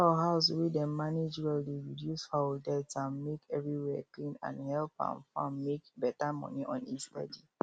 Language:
Nigerian Pidgin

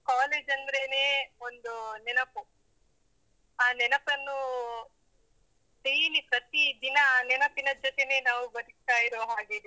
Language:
Kannada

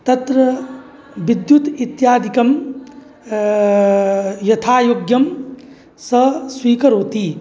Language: Sanskrit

